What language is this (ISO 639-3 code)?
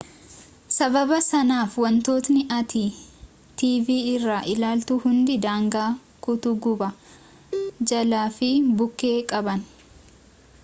orm